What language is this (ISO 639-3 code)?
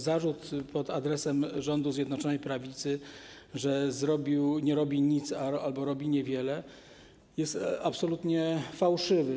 pol